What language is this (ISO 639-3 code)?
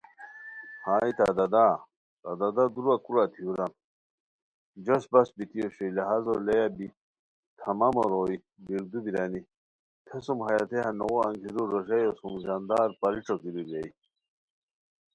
khw